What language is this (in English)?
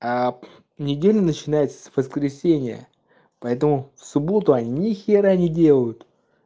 Russian